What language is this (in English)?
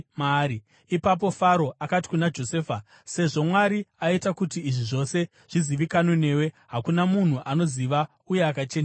Shona